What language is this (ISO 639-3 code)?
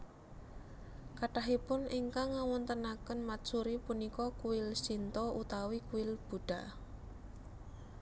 jav